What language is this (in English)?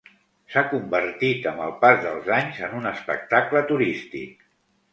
Catalan